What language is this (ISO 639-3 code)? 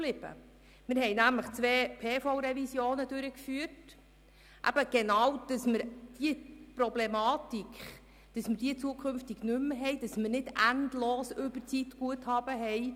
gsw